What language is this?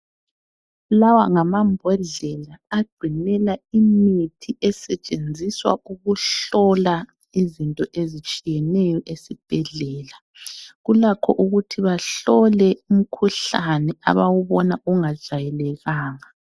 North Ndebele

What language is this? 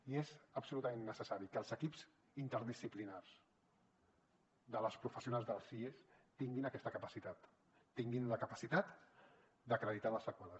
Catalan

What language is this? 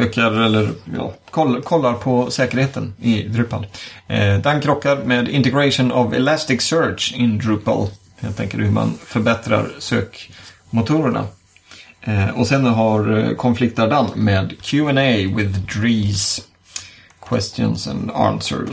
Swedish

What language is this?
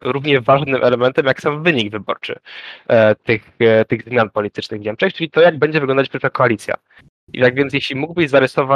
Polish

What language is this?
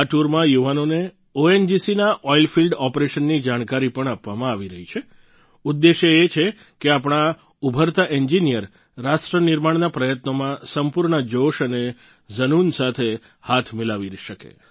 Gujarati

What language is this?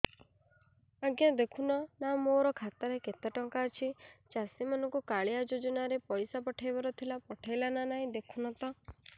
Odia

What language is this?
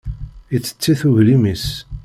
Kabyle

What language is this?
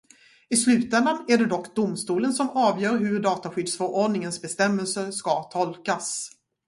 Swedish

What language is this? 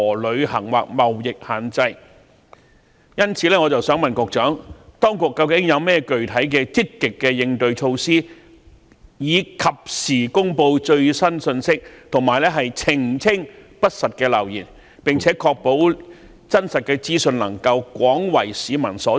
Cantonese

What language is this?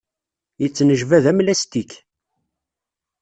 Kabyle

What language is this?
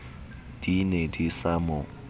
Southern Sotho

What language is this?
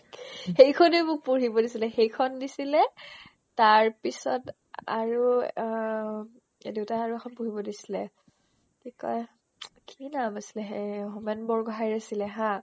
Assamese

